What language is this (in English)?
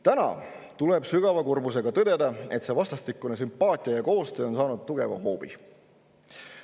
Estonian